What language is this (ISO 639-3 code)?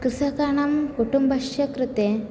san